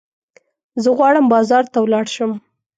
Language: Pashto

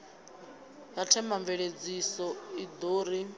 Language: Venda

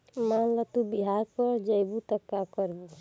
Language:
Bhojpuri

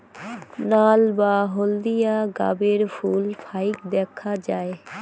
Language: Bangla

